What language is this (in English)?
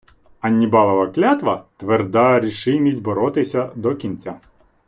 Ukrainian